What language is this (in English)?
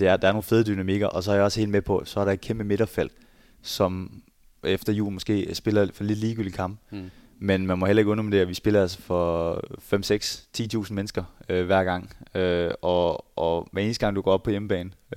Danish